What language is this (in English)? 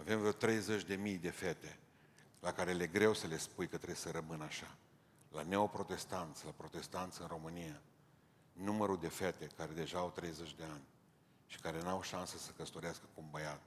Romanian